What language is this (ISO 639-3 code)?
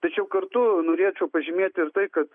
lit